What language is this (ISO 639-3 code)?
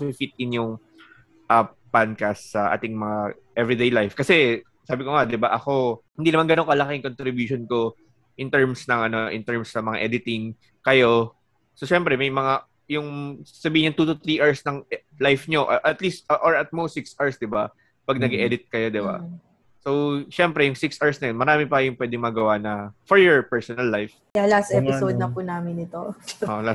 fil